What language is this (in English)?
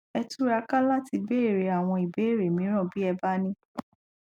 Yoruba